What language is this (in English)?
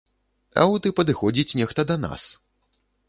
Belarusian